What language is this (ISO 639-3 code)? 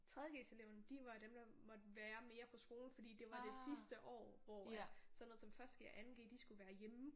dan